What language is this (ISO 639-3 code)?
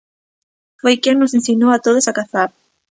glg